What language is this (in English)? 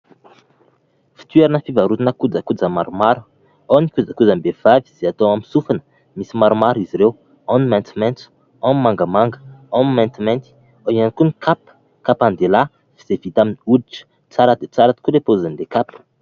Malagasy